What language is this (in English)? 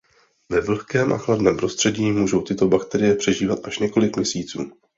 Czech